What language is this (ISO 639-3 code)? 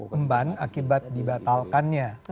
ind